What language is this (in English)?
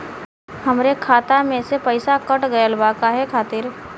Bhojpuri